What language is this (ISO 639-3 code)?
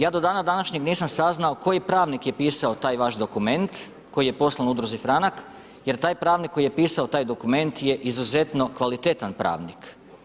hrv